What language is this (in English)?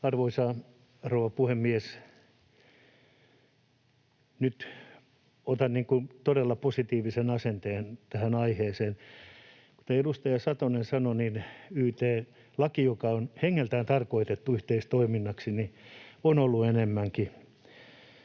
Finnish